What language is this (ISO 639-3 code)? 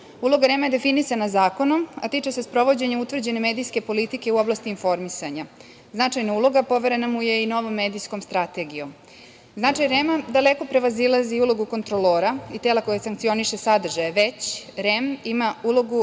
srp